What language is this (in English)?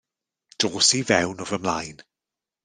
Welsh